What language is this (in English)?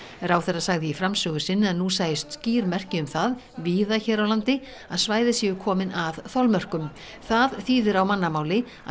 Icelandic